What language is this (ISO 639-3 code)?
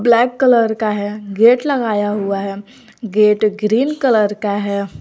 hin